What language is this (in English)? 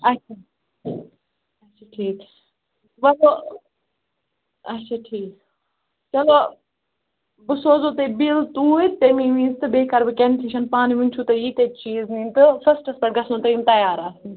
Kashmiri